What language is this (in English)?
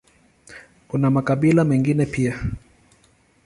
Swahili